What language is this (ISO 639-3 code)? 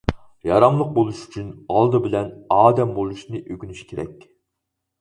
uig